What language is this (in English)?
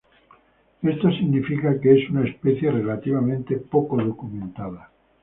Spanish